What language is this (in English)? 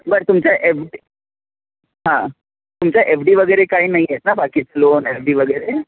Marathi